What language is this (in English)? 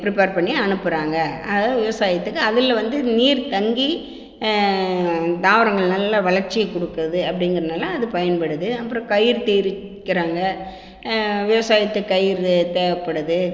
Tamil